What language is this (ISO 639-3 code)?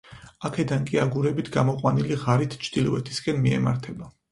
kat